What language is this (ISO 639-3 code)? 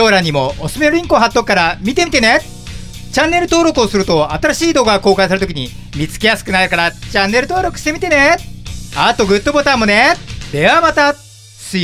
jpn